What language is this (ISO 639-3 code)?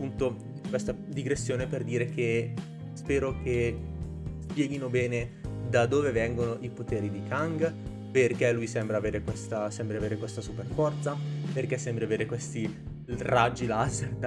ita